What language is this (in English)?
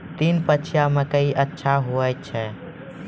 Maithili